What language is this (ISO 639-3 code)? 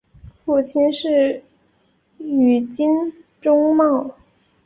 zho